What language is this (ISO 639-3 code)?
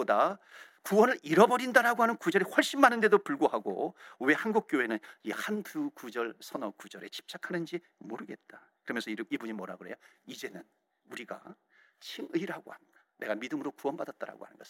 kor